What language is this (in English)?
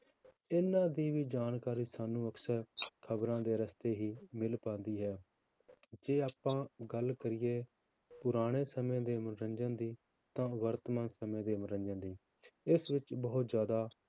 Punjabi